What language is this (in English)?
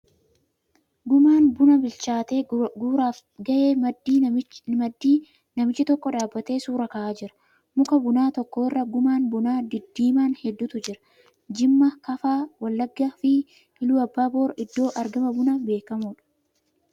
Oromo